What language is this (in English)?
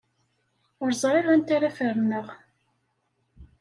Kabyle